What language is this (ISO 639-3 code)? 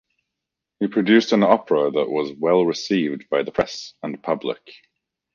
eng